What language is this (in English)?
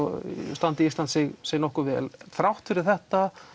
Icelandic